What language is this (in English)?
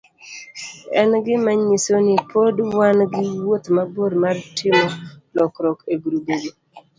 Luo (Kenya and Tanzania)